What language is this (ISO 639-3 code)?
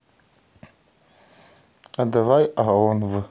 rus